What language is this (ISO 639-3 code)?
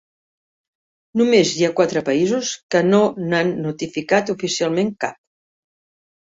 cat